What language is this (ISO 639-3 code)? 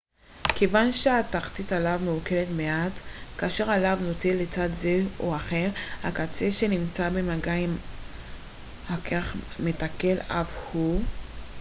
heb